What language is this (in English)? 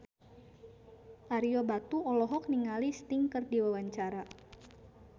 Sundanese